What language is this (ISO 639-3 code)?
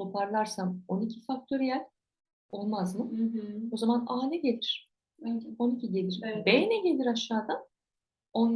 tur